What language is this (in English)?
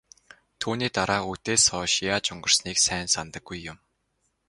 Mongolian